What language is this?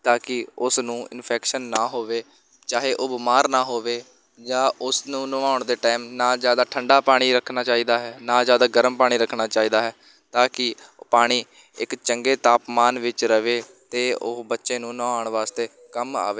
Punjabi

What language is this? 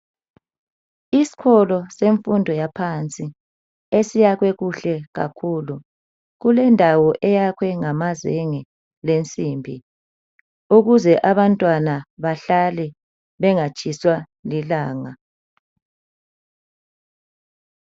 North Ndebele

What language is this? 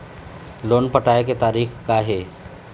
Chhattisgarhi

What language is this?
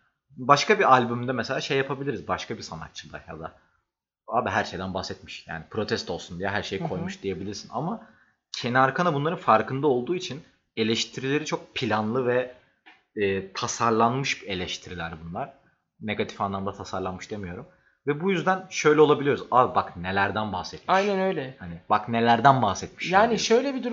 Turkish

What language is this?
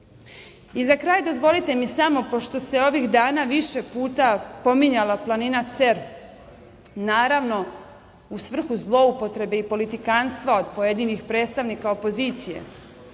Serbian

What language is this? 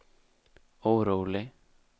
Swedish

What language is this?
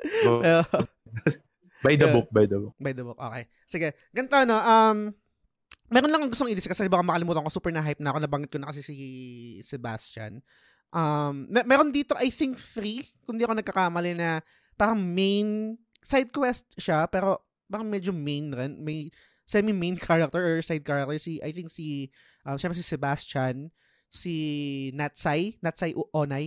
Filipino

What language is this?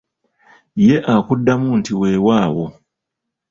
Ganda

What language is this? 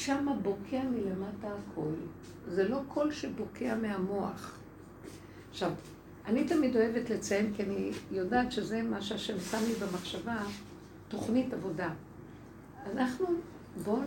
Hebrew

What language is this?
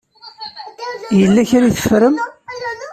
Kabyle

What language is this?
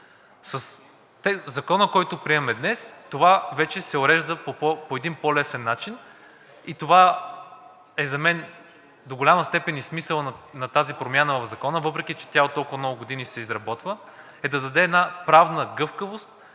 Bulgarian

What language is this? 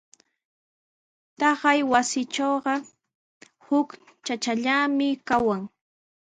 Sihuas Ancash Quechua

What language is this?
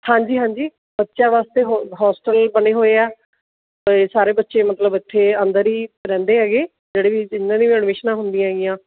Punjabi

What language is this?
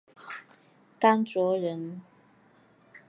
Chinese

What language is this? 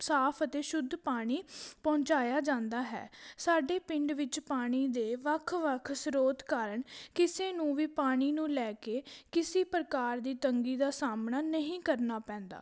Punjabi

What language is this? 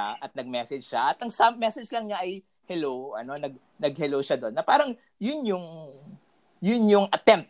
Filipino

